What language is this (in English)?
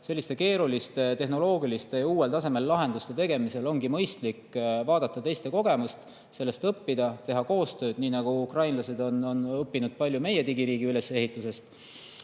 Estonian